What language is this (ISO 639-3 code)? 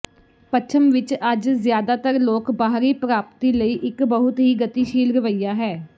pan